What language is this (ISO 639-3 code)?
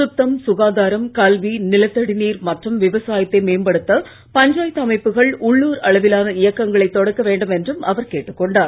tam